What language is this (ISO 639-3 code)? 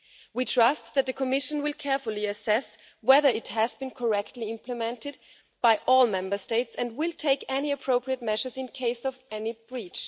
eng